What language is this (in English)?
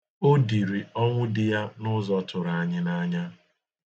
Igbo